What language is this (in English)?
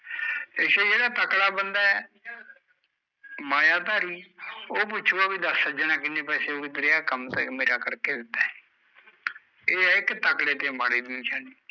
Punjabi